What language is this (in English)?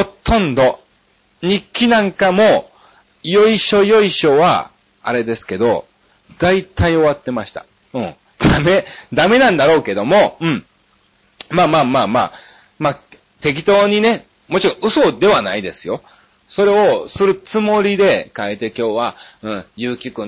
Japanese